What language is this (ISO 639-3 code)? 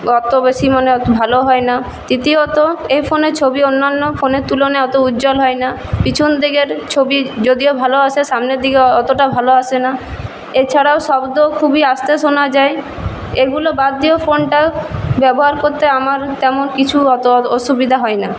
ben